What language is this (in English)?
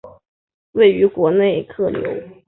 Chinese